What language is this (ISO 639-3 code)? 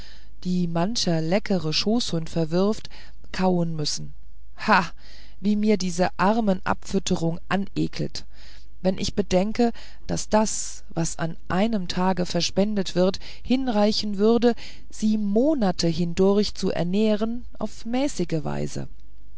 deu